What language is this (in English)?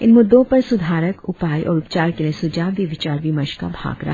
Hindi